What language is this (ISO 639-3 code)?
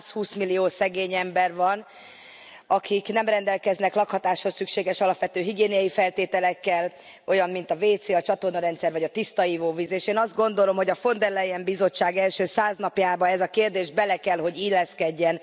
hun